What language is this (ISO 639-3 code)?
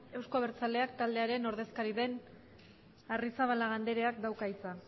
eus